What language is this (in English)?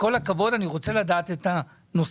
Hebrew